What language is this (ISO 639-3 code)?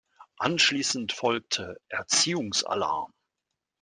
deu